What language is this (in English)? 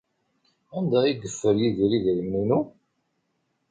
Kabyle